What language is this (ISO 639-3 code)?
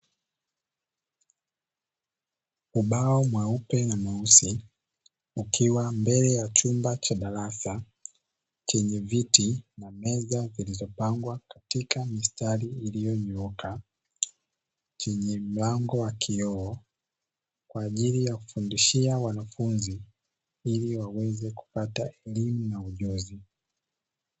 swa